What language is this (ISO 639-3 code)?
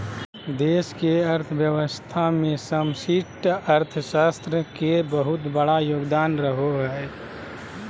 mag